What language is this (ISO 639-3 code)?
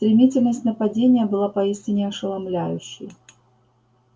rus